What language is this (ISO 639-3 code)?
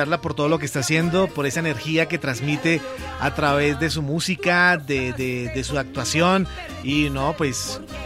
spa